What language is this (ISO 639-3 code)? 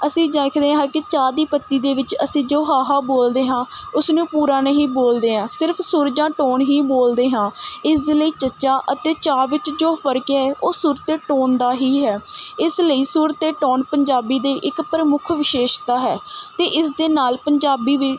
pan